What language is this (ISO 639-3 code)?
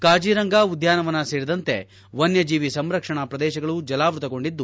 kan